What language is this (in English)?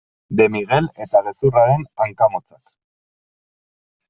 Basque